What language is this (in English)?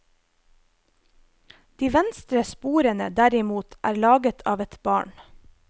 Norwegian